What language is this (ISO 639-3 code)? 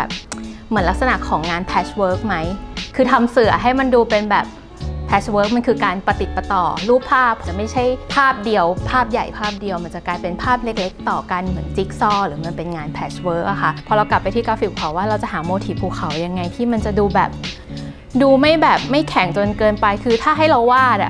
tha